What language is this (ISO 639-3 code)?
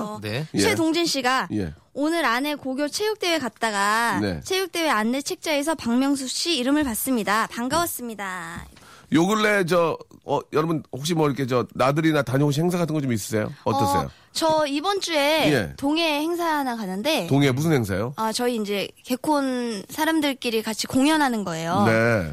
kor